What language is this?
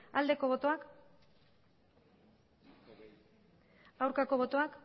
Basque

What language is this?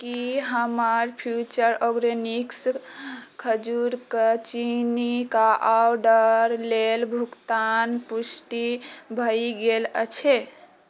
Maithili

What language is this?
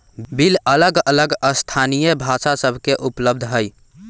Magahi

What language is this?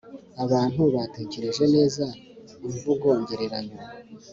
Kinyarwanda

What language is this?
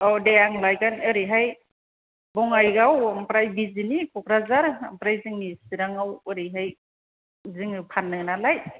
Bodo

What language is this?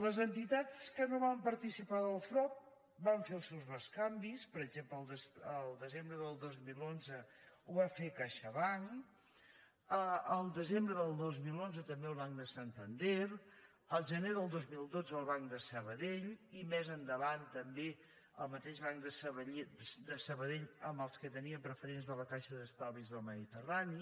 Catalan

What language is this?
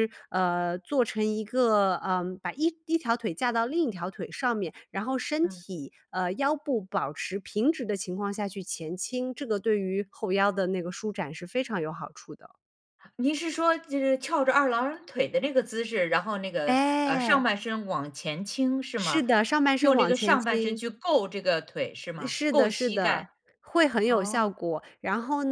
Chinese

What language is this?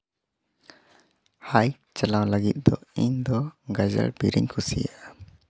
Santali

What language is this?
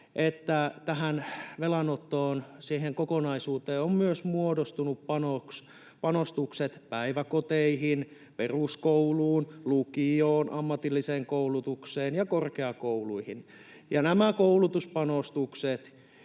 Finnish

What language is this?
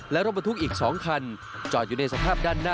Thai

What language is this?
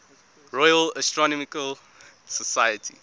English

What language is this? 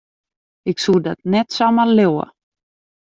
Western Frisian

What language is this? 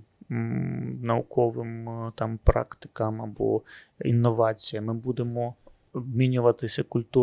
Ukrainian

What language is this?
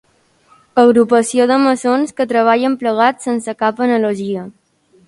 Catalan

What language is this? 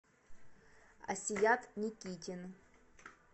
Russian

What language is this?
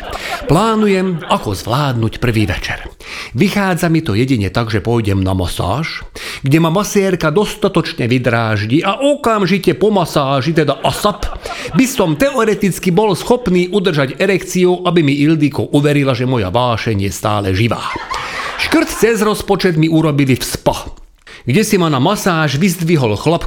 Slovak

